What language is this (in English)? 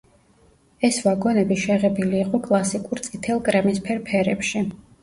Georgian